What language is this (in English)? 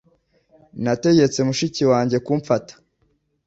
Kinyarwanda